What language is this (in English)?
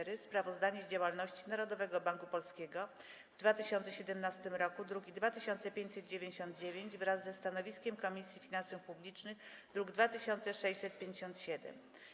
Polish